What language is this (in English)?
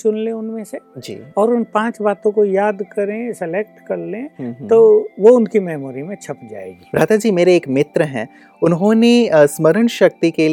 Hindi